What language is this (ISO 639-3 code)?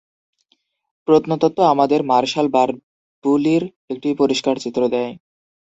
ben